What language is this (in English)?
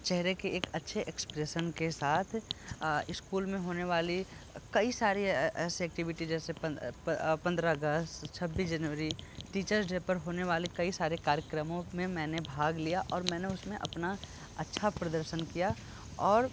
Hindi